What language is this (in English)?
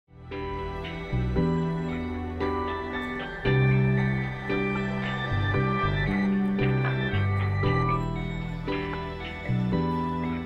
Thai